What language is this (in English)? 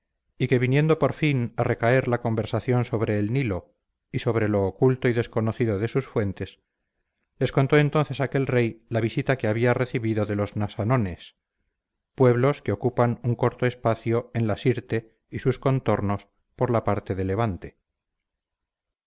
Spanish